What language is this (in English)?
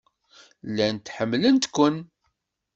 Kabyle